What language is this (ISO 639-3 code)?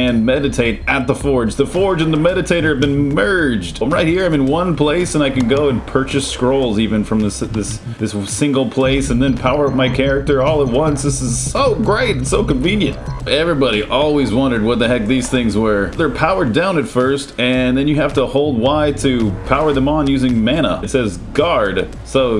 eng